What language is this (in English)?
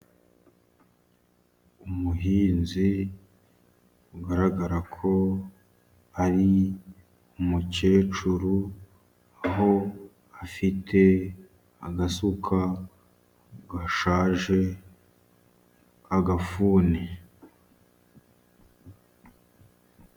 Kinyarwanda